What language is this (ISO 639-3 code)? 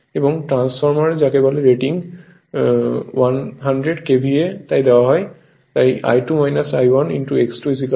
ben